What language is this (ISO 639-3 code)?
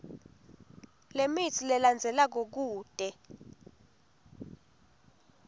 ssw